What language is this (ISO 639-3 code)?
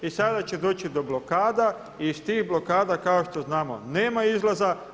hrv